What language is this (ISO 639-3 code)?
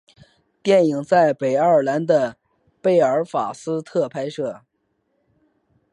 zho